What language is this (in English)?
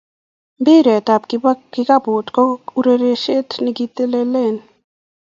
Kalenjin